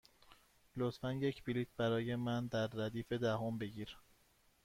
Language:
Persian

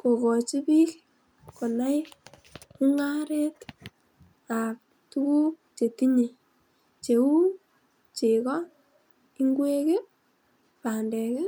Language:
Kalenjin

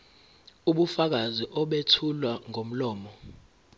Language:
Zulu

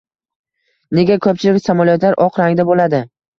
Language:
Uzbek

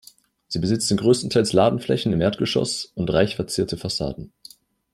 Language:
German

